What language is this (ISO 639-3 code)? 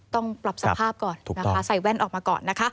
tha